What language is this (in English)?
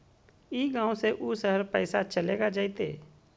Magahi